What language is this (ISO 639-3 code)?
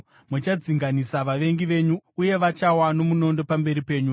sna